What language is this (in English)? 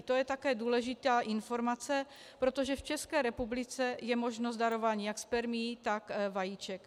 Czech